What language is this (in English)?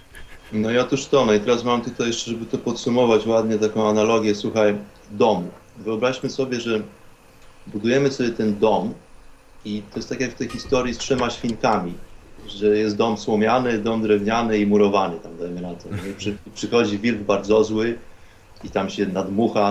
Polish